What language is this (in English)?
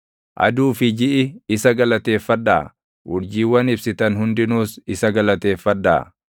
Oromo